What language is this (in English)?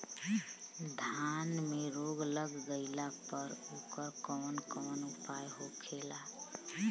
Bhojpuri